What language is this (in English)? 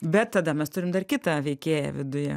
Lithuanian